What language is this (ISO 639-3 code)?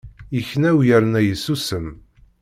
kab